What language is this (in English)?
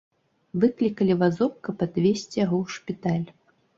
Belarusian